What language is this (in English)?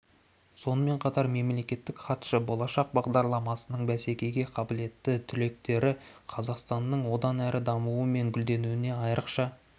Kazakh